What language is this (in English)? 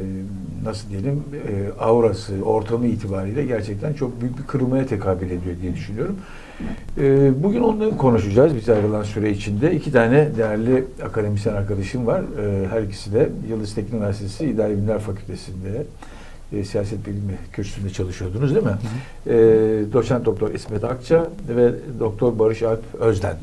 Turkish